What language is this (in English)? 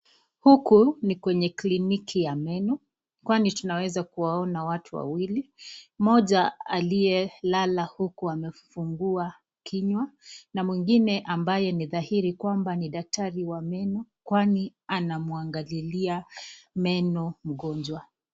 Swahili